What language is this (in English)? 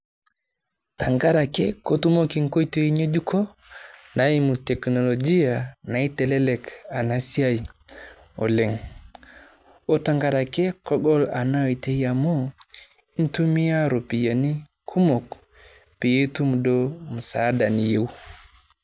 Masai